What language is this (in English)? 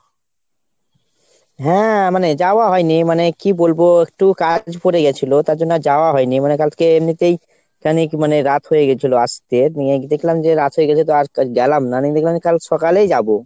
Bangla